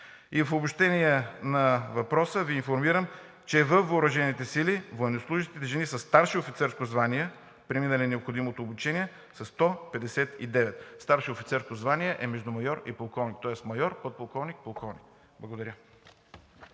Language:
Bulgarian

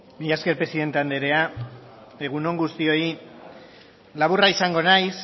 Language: Basque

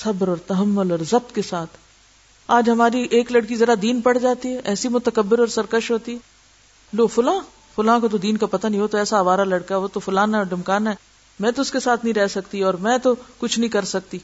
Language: Urdu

